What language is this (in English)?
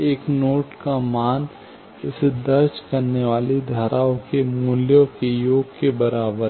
Hindi